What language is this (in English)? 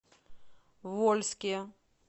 Russian